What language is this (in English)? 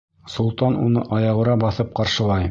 Bashkir